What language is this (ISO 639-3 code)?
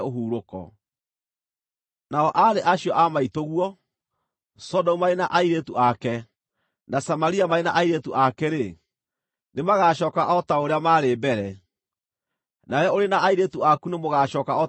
kik